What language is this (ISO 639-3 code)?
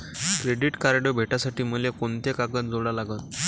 mar